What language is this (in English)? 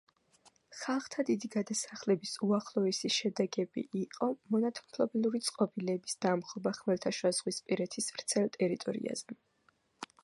Georgian